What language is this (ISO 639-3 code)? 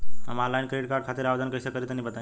bho